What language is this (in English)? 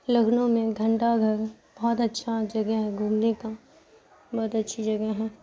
Urdu